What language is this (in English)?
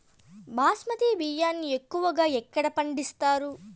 Telugu